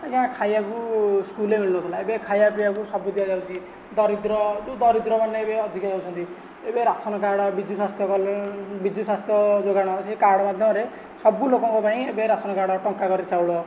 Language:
Odia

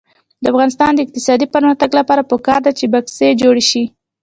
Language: Pashto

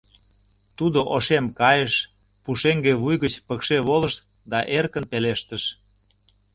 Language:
Mari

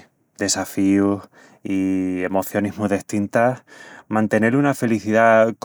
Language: Extremaduran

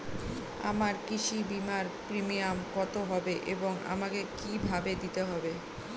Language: Bangla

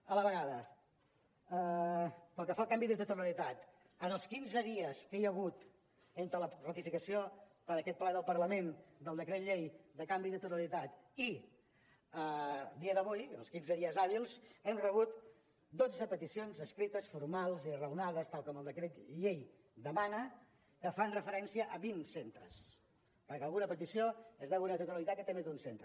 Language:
Catalan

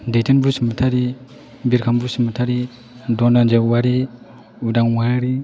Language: Bodo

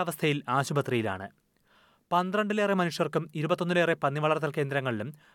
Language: Malayalam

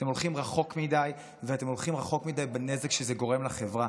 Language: Hebrew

